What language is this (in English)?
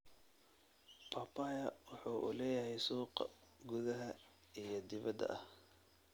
Somali